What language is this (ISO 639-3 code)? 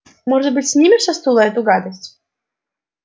rus